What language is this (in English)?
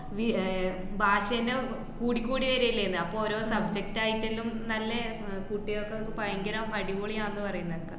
Malayalam